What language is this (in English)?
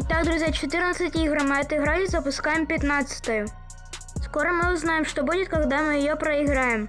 Russian